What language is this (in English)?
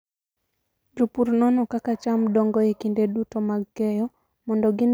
Luo (Kenya and Tanzania)